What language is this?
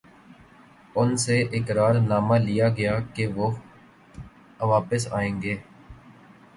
Urdu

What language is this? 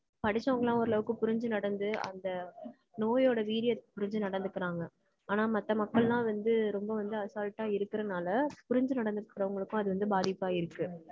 Tamil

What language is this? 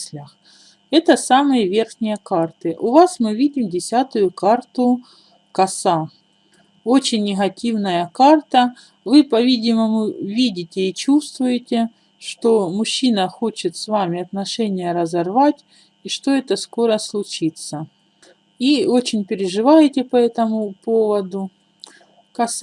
Russian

